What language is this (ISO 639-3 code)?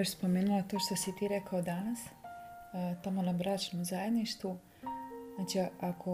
hrv